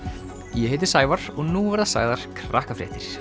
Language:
Icelandic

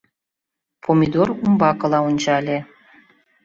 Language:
Mari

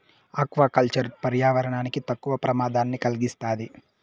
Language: Telugu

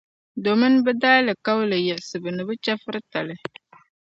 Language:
Dagbani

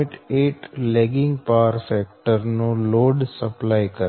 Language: Gujarati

